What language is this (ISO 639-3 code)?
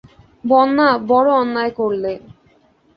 ben